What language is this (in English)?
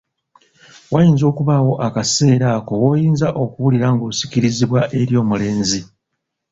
Ganda